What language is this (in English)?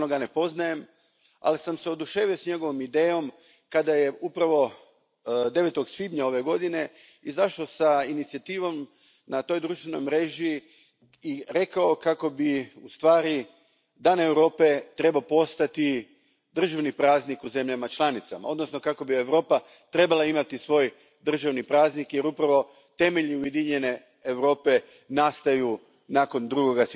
Croatian